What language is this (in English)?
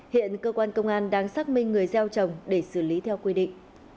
Vietnamese